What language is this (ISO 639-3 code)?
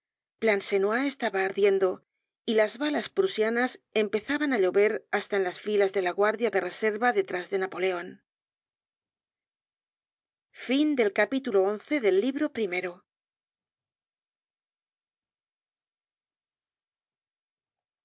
spa